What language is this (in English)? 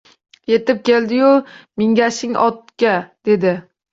Uzbek